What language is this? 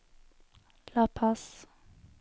Norwegian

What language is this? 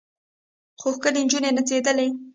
Pashto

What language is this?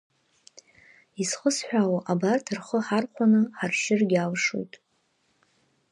Abkhazian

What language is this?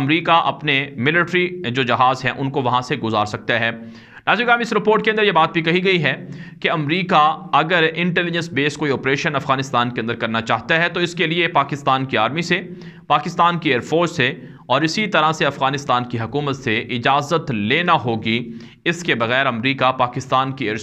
Italian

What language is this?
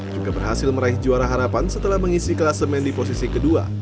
Indonesian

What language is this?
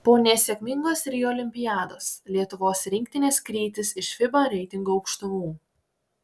Lithuanian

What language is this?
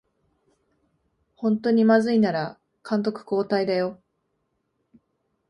Japanese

